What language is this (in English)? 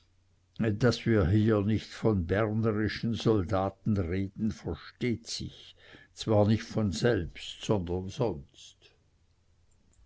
German